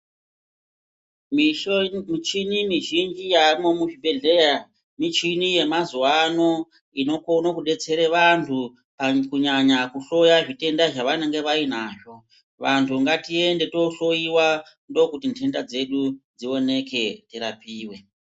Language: Ndau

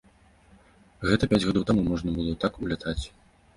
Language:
Belarusian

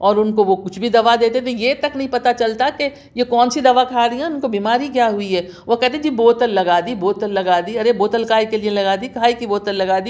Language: Urdu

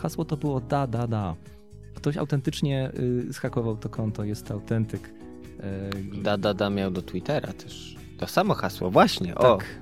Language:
Polish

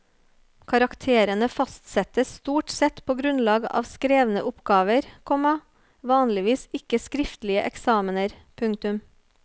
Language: Norwegian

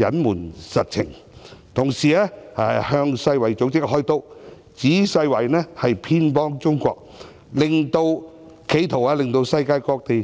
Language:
Cantonese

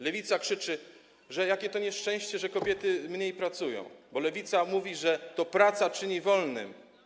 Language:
Polish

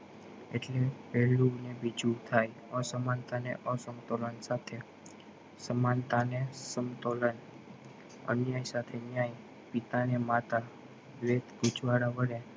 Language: Gujarati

